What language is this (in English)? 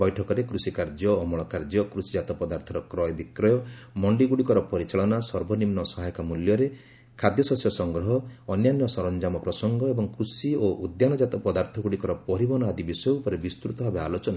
Odia